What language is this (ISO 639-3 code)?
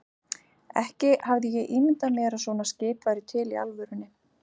isl